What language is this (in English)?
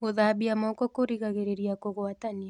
Kikuyu